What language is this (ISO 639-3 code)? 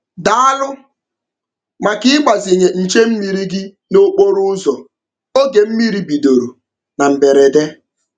ibo